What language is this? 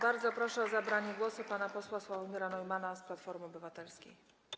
Polish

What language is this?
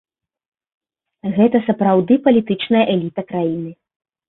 Belarusian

